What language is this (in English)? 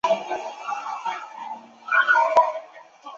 Chinese